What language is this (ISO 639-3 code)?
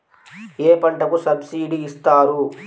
tel